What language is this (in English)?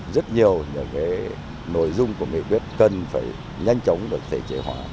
Vietnamese